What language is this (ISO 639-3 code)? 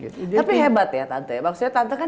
ind